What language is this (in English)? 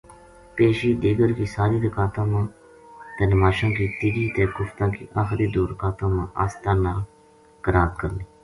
Gujari